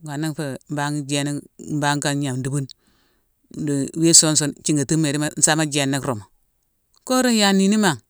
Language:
Mansoanka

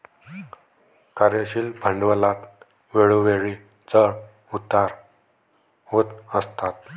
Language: Marathi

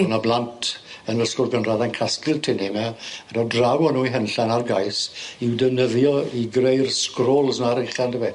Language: Welsh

